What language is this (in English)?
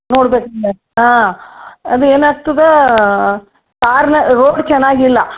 Kannada